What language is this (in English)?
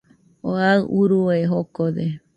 Nüpode Huitoto